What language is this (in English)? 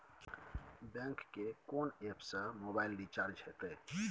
Maithili